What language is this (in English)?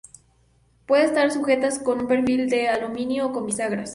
Spanish